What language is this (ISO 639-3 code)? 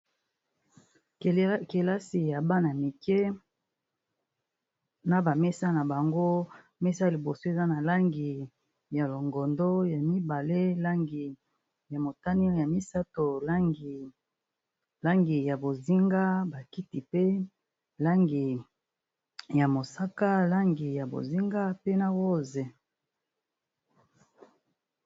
lin